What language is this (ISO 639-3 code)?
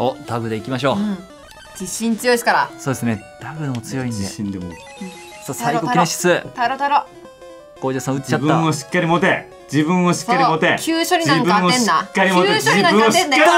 jpn